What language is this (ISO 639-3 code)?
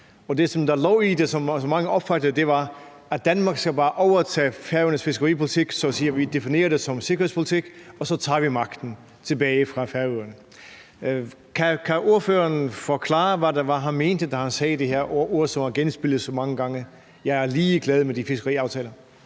dan